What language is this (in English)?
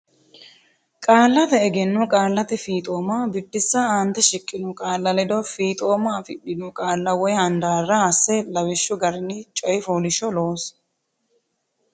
Sidamo